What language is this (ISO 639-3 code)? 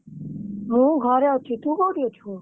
ori